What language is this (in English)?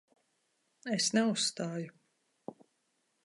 Latvian